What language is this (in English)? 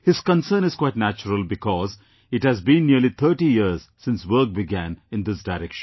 English